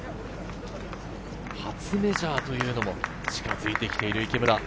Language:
Japanese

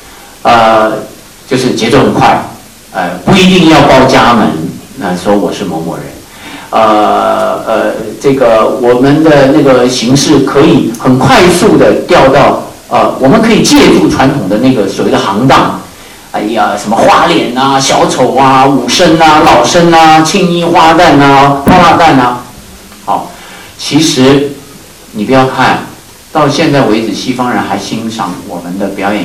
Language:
Chinese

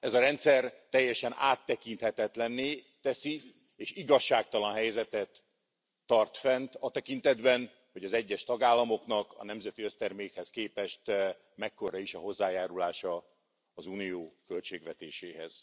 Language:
Hungarian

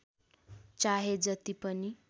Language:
Nepali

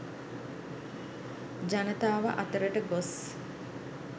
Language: Sinhala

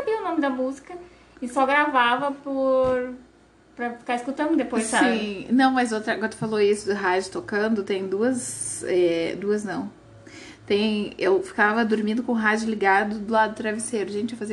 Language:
Portuguese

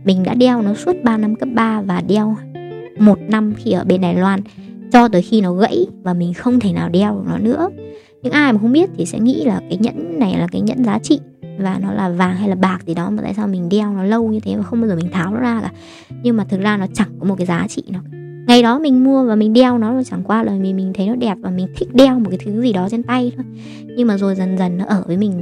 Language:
Vietnamese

